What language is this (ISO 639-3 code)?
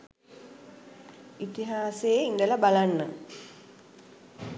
sin